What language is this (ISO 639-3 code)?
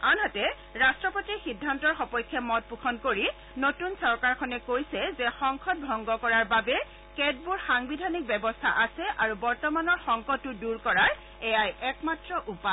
asm